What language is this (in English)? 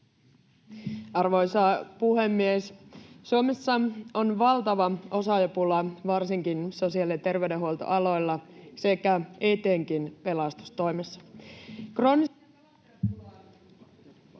Finnish